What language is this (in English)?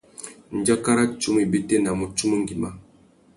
Tuki